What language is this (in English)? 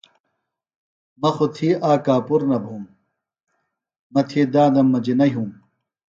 Phalura